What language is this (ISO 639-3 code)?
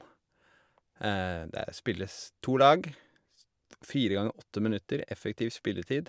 nor